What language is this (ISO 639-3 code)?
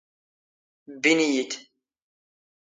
zgh